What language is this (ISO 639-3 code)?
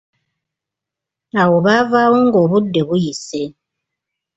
lug